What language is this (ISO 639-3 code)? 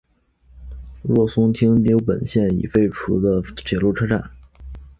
zho